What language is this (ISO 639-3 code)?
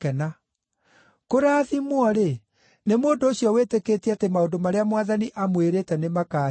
kik